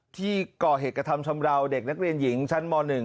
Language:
Thai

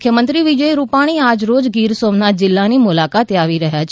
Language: Gujarati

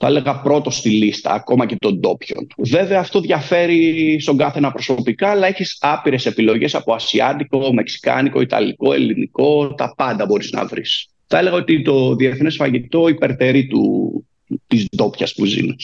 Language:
Greek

